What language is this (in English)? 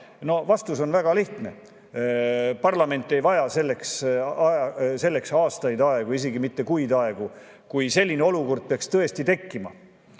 Estonian